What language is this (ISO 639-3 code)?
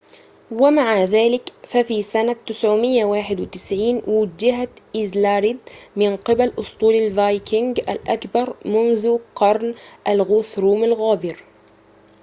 ara